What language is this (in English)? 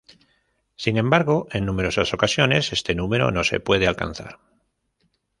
Spanish